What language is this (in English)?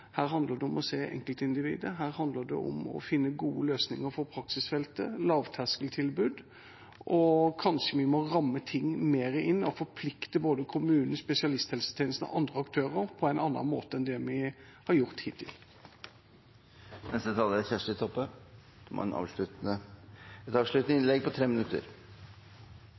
Norwegian